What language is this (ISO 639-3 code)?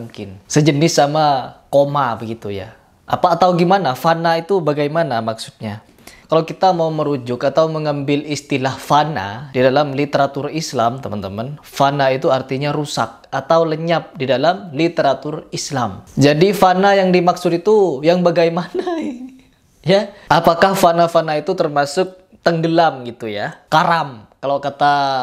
ind